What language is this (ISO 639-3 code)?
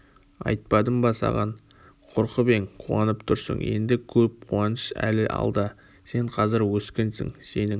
kaz